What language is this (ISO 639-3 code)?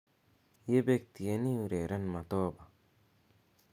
kln